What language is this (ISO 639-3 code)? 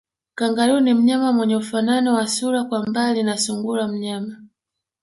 swa